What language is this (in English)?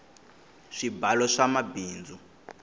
Tsonga